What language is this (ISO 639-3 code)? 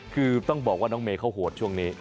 tha